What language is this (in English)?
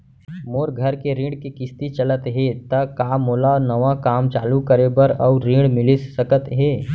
Chhattisgarhi